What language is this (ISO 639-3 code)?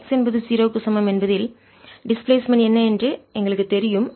tam